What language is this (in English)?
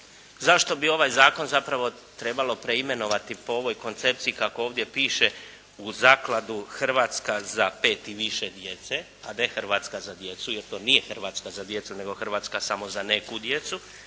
Croatian